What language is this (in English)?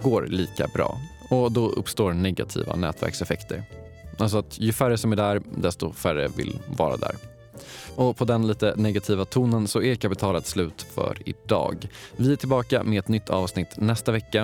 Swedish